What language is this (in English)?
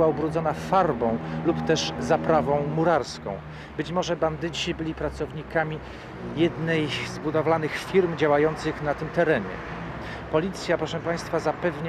Polish